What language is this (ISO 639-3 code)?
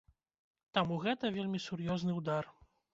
bel